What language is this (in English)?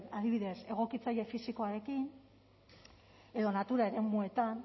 Basque